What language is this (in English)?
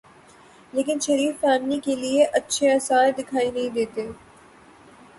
Urdu